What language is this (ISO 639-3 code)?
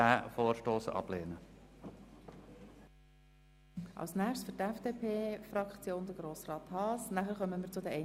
gsw